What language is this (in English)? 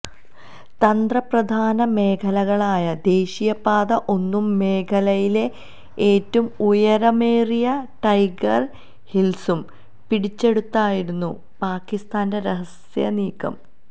Malayalam